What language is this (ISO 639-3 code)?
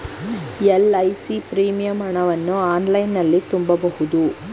kan